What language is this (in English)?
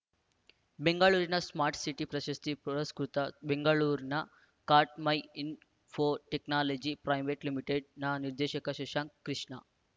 Kannada